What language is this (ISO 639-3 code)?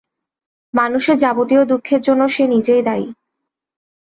ben